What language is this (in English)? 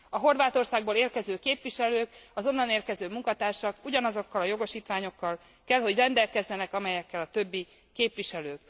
Hungarian